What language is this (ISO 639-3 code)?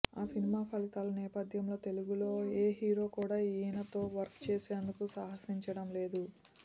tel